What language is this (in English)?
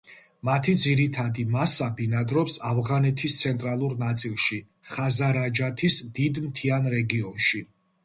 Georgian